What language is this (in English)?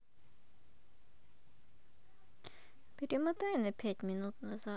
Russian